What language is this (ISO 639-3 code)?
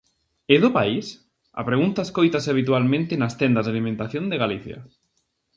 glg